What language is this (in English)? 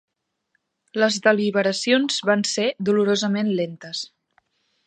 Catalan